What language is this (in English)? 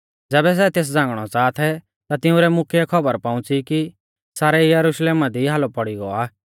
Mahasu Pahari